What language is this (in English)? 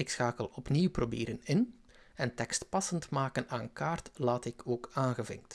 Dutch